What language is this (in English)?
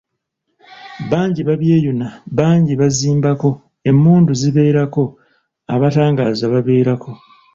Ganda